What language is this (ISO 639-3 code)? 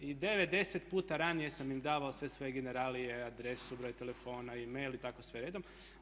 hrv